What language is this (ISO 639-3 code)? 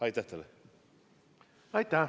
est